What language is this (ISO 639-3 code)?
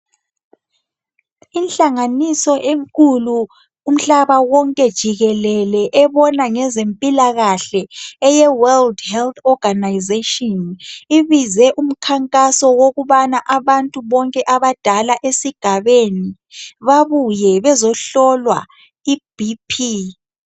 nde